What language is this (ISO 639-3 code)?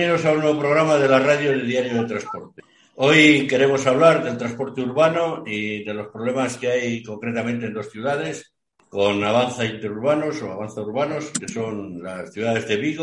spa